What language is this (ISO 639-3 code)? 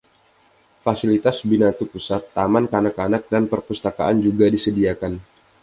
ind